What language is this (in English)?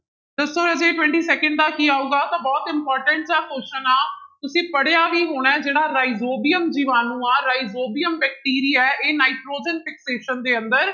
Punjabi